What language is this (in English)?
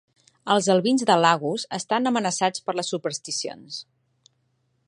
Catalan